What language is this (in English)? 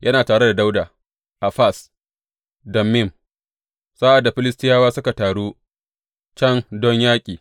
Hausa